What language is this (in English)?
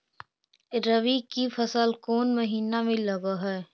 Magahi